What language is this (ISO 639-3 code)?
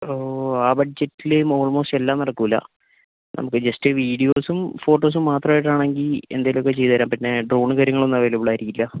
mal